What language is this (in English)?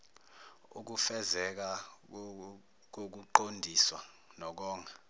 Zulu